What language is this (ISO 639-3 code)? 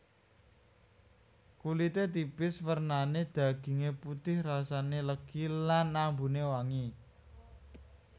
jav